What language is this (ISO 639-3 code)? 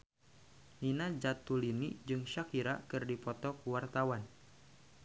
sun